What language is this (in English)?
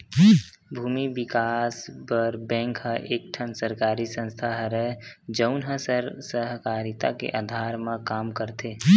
Chhattisgarhi